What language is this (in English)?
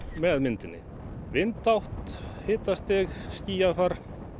Icelandic